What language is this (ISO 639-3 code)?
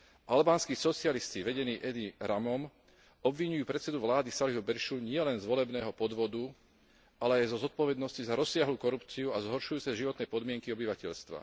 slk